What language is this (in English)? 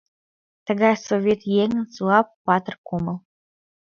Mari